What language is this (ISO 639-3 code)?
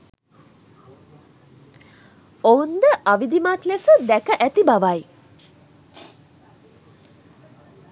sin